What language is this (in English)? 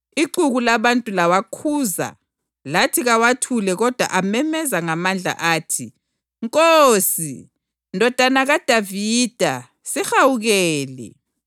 North Ndebele